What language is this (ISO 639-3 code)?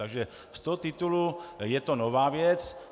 ces